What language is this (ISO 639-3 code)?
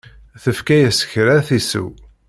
kab